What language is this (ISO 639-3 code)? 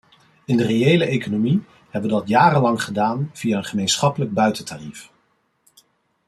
nld